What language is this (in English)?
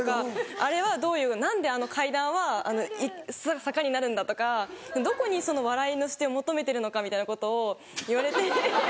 Japanese